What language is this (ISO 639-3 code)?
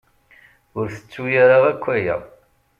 kab